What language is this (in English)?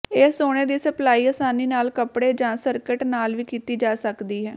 Punjabi